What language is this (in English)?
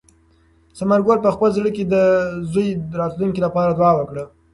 Pashto